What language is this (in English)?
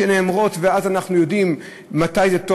Hebrew